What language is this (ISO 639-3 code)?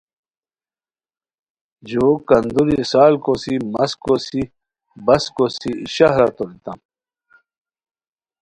khw